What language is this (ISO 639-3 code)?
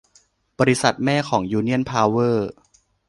tha